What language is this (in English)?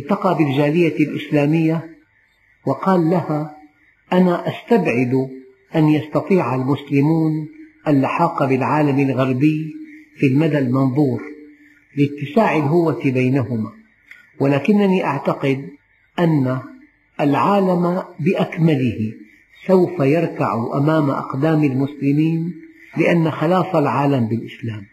Arabic